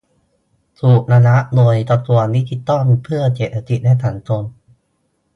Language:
Thai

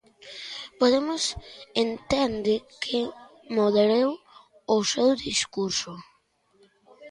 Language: Galician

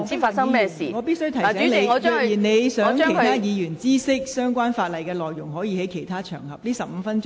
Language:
Cantonese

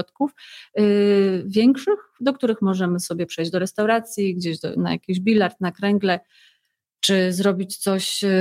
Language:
Polish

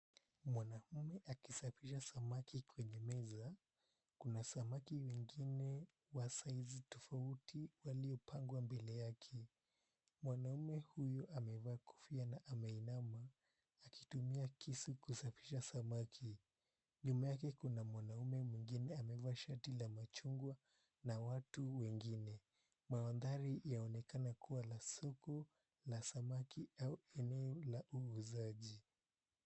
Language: Swahili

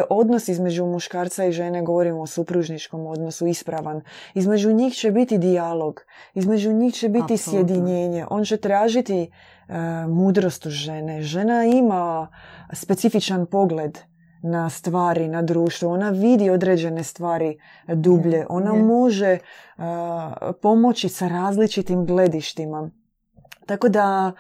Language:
Croatian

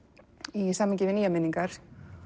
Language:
Icelandic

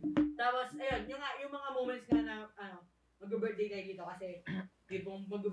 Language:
Filipino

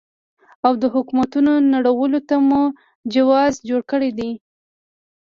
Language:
Pashto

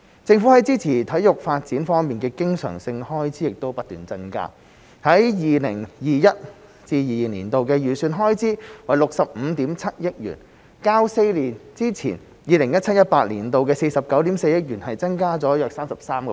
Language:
Cantonese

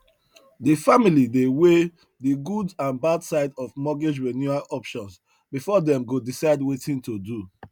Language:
Nigerian Pidgin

